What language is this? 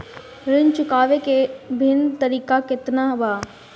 Bhojpuri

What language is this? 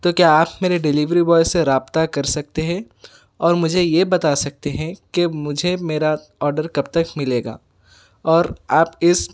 Urdu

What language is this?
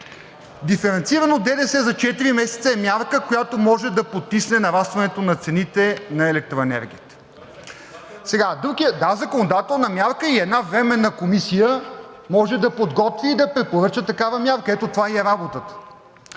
Bulgarian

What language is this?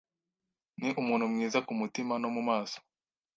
Kinyarwanda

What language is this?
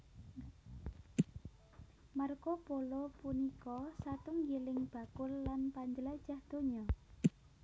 Javanese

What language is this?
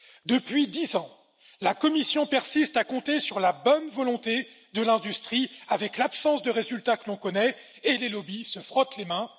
French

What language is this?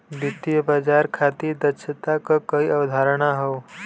Bhojpuri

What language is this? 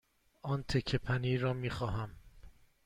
Persian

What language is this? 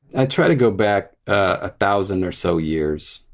English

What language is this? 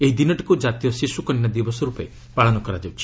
Odia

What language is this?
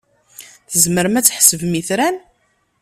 Kabyle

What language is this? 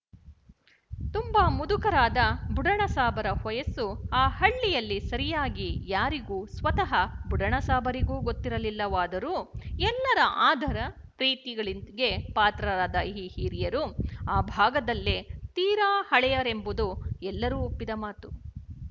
Kannada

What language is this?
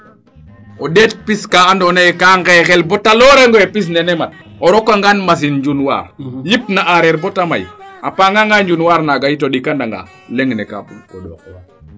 Serer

